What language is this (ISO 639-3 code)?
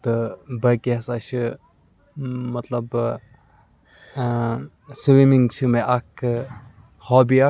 kas